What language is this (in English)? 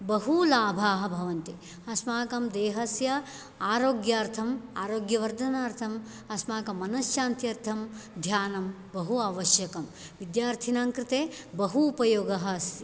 Sanskrit